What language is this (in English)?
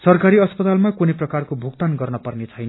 Nepali